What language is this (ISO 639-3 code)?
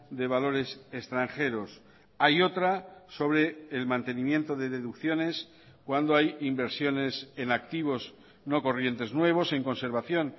spa